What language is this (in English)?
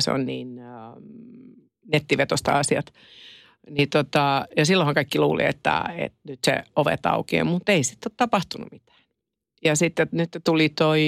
Finnish